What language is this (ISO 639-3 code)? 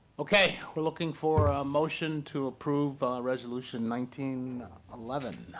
eng